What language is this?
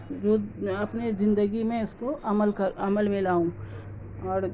Urdu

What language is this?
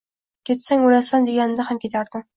Uzbek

